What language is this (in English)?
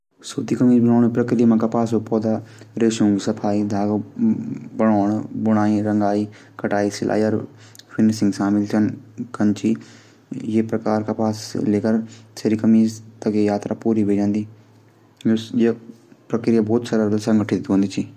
Garhwali